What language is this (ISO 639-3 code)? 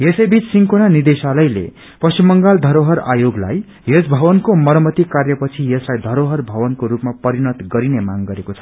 nep